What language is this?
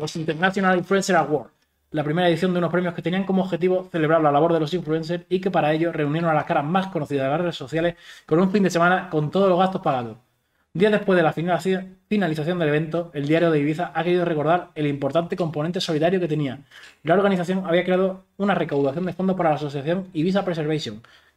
Spanish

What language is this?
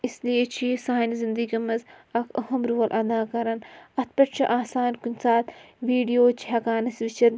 Kashmiri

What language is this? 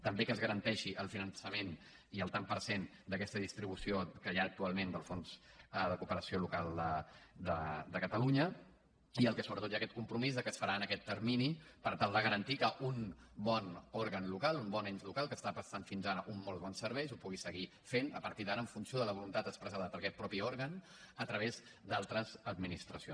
Catalan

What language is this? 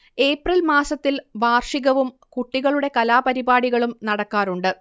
Malayalam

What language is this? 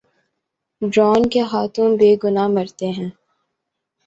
Urdu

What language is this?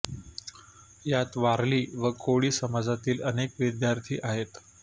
Marathi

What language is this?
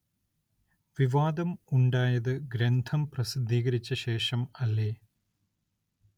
Malayalam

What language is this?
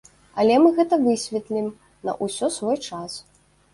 Belarusian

